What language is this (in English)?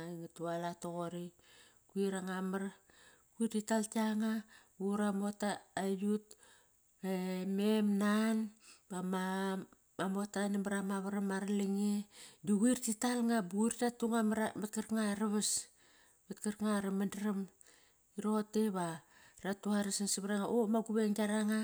Kairak